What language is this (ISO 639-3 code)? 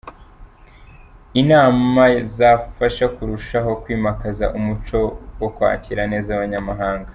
kin